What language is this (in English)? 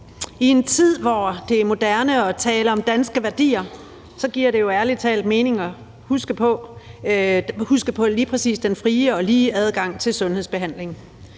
Danish